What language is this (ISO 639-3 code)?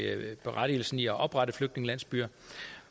dan